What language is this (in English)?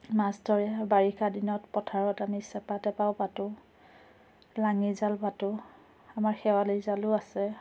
Assamese